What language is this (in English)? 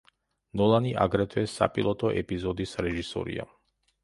Georgian